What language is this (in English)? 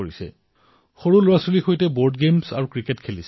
Assamese